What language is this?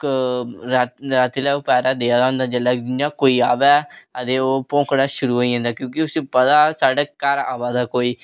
Dogri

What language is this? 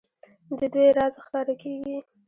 Pashto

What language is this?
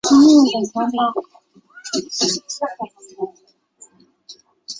Chinese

